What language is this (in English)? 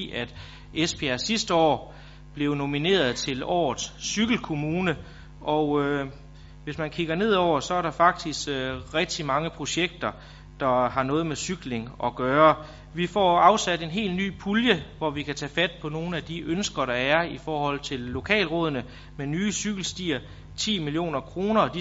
Danish